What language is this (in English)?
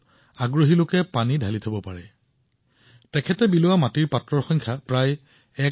Assamese